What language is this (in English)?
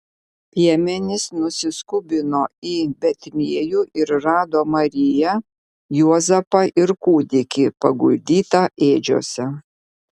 Lithuanian